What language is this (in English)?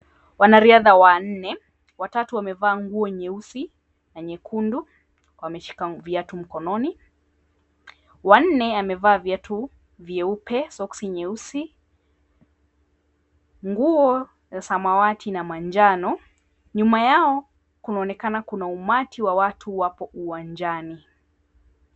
Swahili